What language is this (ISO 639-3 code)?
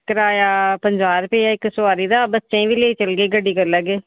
doi